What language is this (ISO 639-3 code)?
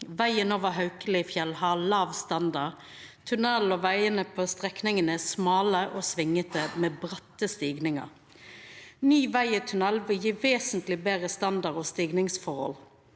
nor